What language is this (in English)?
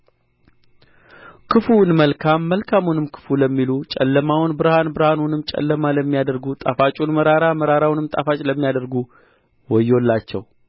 Amharic